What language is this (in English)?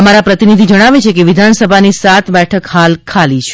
Gujarati